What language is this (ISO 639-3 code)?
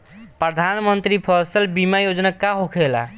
bho